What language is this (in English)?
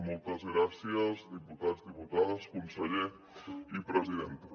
Catalan